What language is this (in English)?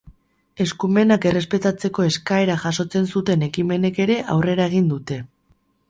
Basque